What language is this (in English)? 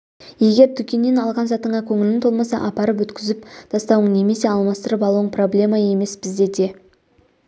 Kazakh